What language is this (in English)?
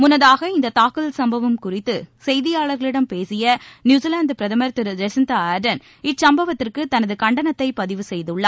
Tamil